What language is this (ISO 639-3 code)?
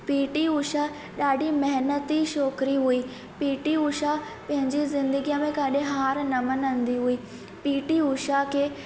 snd